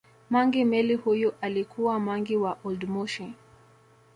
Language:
Swahili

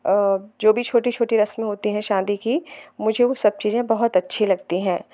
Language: Hindi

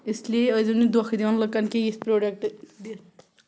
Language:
Kashmiri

